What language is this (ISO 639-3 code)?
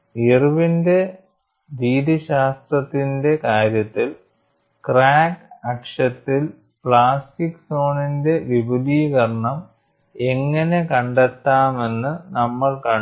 mal